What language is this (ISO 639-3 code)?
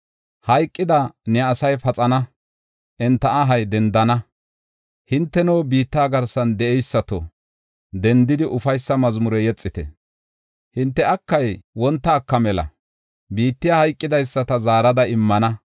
gof